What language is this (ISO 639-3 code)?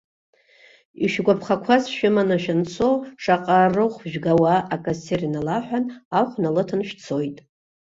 abk